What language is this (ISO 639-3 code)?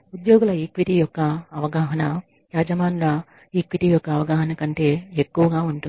tel